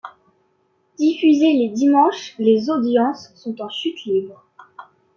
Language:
French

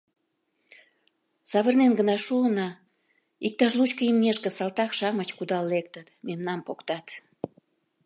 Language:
Mari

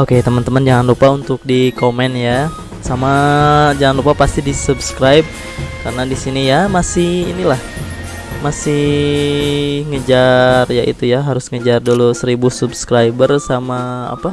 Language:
Indonesian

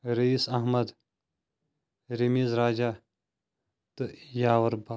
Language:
Kashmiri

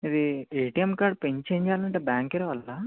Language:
Telugu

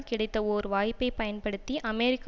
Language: Tamil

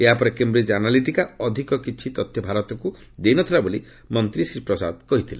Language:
Odia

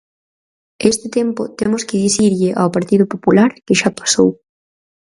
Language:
Galician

